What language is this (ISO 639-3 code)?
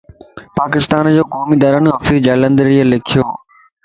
lss